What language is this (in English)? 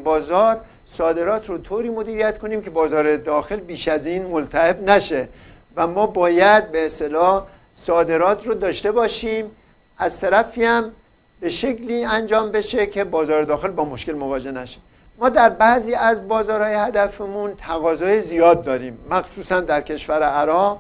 Persian